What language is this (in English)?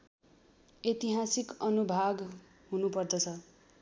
Nepali